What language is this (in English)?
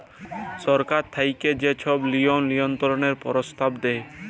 Bangla